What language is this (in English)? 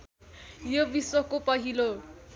Nepali